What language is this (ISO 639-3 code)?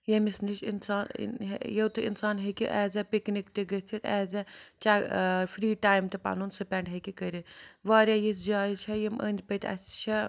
kas